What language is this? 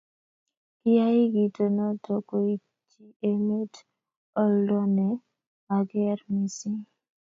Kalenjin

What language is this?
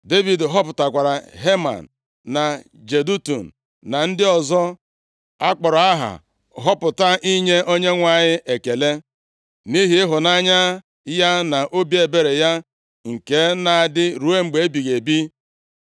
Igbo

